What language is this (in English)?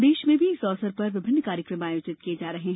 Hindi